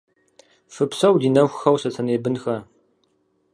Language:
Kabardian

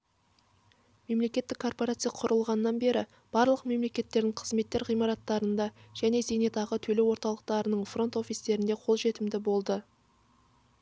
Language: Kazakh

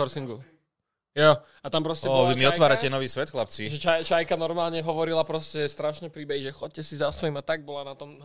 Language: Slovak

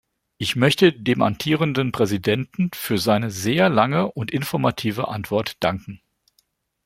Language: German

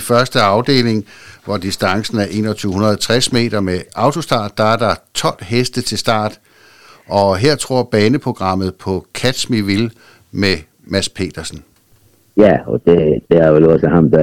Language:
Danish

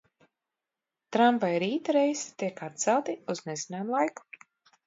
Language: Latvian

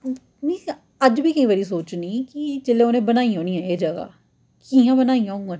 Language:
Dogri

